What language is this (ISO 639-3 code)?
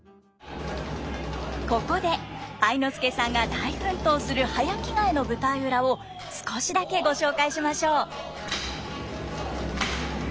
jpn